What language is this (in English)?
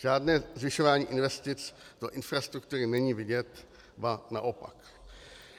Czech